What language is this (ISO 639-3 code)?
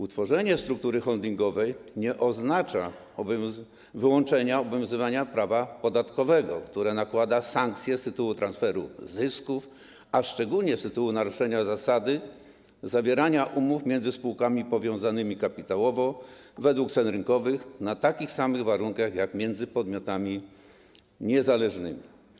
pol